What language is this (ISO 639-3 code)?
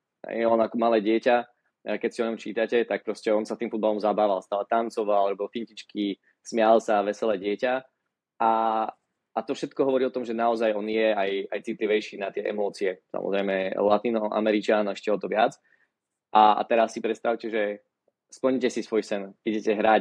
slk